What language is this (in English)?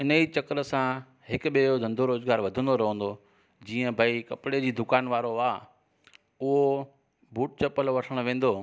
Sindhi